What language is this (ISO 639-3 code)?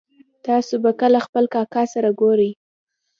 pus